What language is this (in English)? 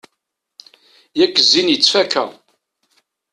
Kabyle